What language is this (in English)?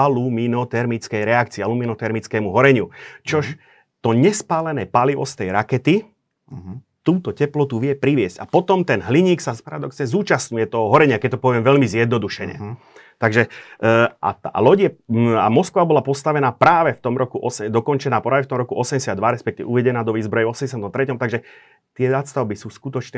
Slovak